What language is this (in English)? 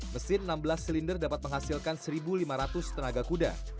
Indonesian